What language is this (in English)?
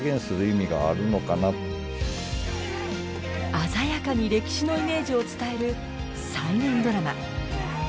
Japanese